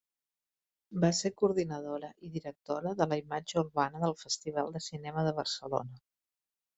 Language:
Catalan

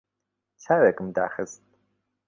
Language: Central Kurdish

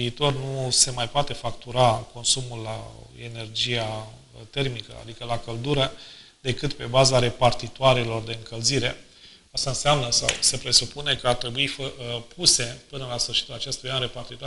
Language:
Romanian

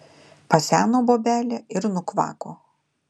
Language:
Lithuanian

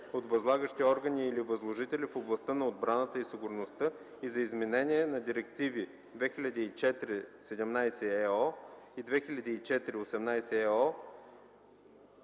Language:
Bulgarian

